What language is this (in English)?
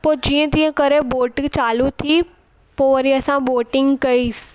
Sindhi